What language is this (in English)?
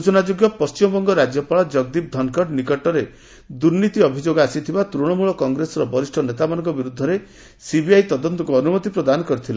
Odia